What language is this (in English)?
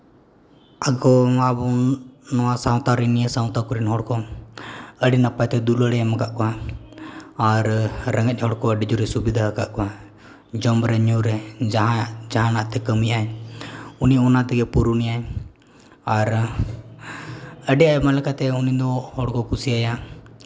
Santali